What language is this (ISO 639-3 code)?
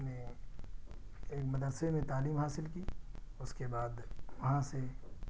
urd